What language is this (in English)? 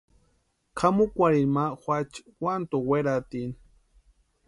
Western Highland Purepecha